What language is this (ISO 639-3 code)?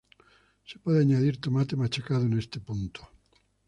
spa